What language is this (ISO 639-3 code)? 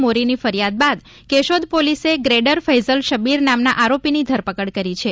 guj